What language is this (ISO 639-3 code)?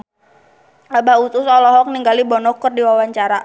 sun